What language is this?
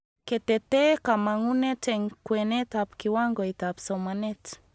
Kalenjin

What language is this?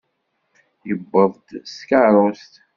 Kabyle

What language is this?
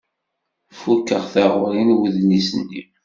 Kabyle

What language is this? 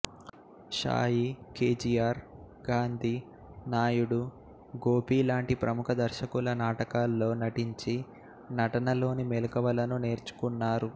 Telugu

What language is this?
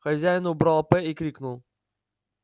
Russian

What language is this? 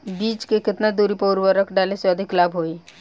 Bhojpuri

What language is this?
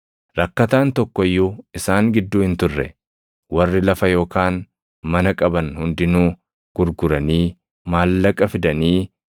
Oromo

